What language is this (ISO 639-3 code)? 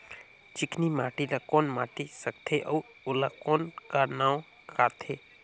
hne